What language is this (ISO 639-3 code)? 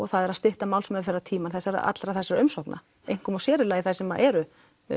isl